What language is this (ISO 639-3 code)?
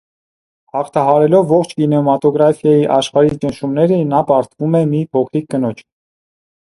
hye